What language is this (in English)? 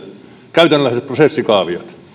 Finnish